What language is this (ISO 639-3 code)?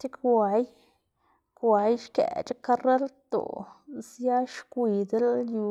ztg